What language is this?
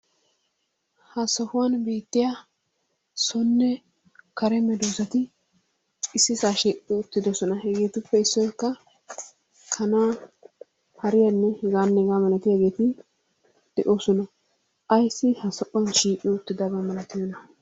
Wolaytta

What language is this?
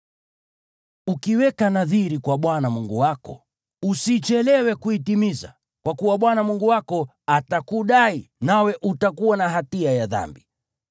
Swahili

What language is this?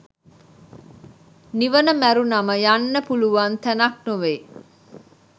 Sinhala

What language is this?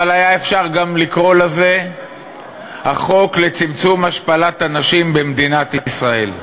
Hebrew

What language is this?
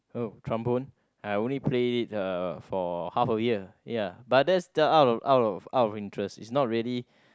English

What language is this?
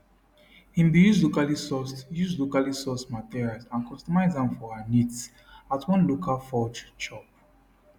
Nigerian Pidgin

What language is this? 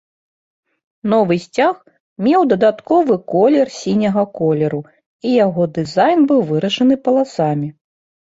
Belarusian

